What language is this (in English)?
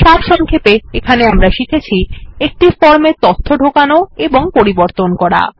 Bangla